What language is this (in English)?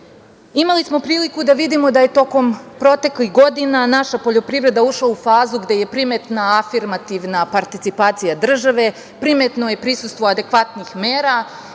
Serbian